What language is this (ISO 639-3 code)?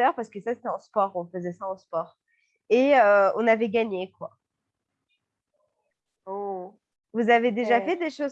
fra